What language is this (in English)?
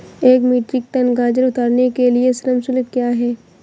Hindi